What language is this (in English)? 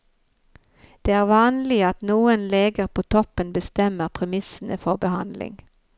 Norwegian